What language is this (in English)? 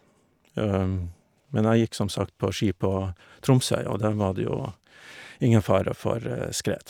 Norwegian